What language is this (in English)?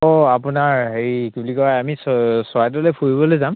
Assamese